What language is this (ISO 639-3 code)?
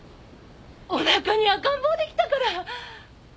jpn